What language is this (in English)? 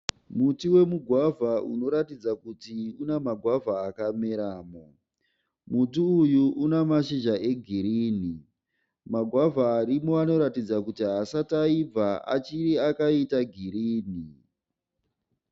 Shona